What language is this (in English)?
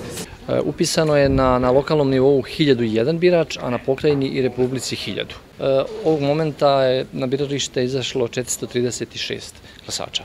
Portuguese